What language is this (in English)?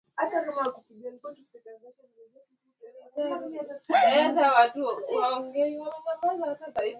Swahili